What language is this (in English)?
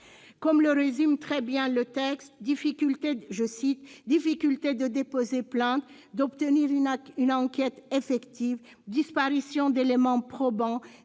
French